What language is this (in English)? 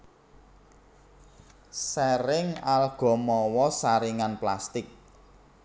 Javanese